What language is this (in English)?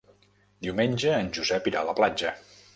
Catalan